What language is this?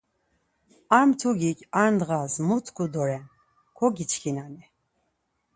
Laz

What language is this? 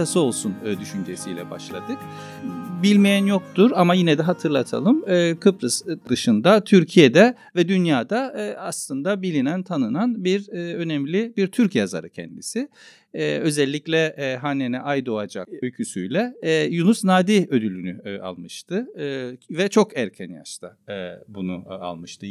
Turkish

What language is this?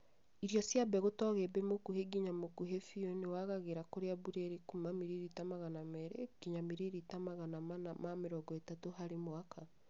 Kikuyu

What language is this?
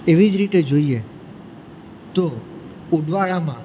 Gujarati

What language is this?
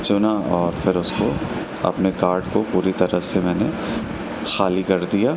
Urdu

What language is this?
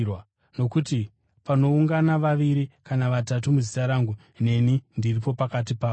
Shona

